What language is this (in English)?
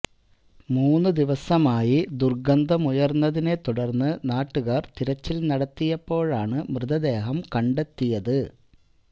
Malayalam